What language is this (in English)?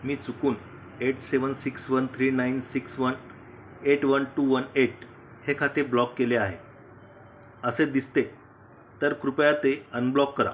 Marathi